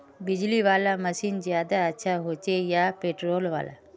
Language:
Magahi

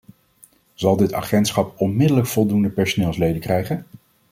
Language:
Dutch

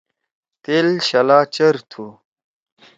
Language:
Torwali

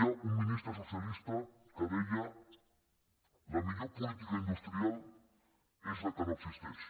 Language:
Catalan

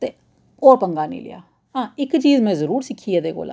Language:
Dogri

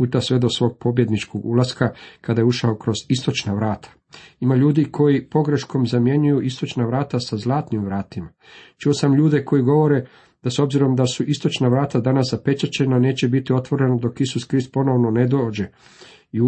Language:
Croatian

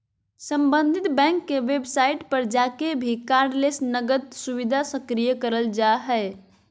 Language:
Magahi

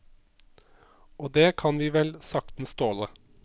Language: Norwegian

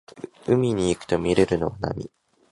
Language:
Japanese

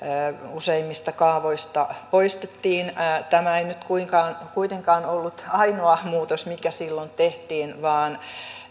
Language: Finnish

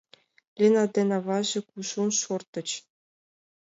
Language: Mari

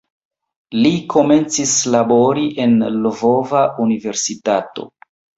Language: Esperanto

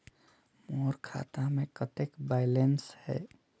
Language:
Chhattisgarhi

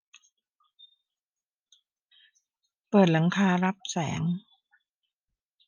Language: Thai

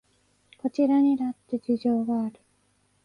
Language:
Japanese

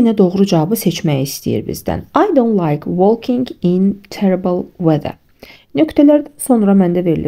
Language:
Turkish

